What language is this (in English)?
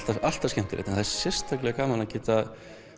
Icelandic